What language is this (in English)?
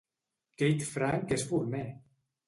Catalan